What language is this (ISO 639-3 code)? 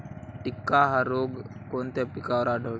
mar